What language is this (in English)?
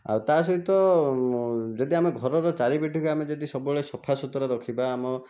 Odia